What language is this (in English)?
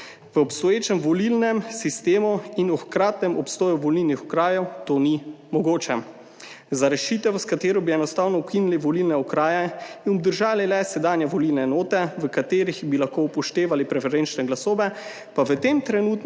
Slovenian